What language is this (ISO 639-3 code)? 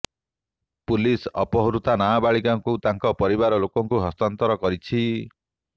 ori